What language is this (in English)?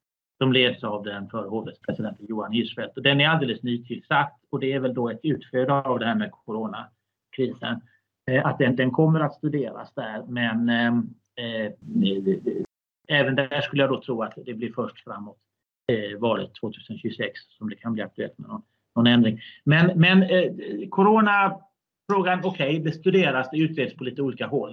Swedish